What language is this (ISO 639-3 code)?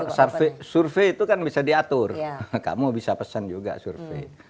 ind